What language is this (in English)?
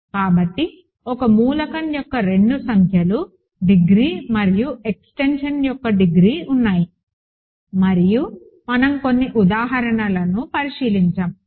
Telugu